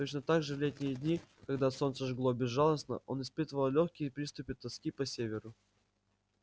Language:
Russian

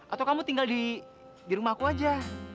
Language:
Indonesian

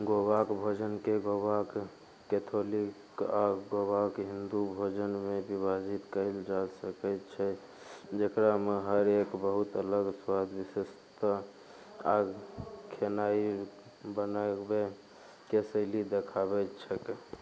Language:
Maithili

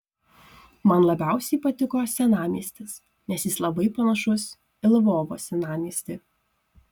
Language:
Lithuanian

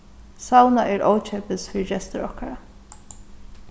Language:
Faroese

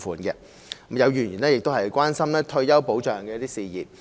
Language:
Cantonese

